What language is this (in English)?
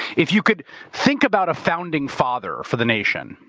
English